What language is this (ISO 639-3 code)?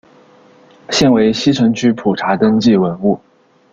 zho